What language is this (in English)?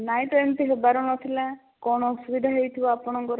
Odia